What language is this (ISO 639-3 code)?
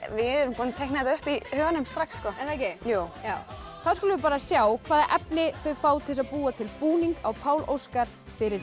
isl